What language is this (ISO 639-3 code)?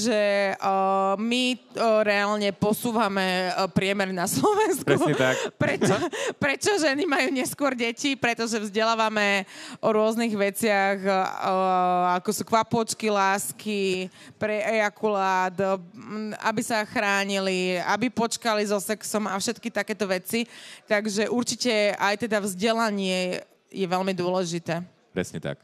slk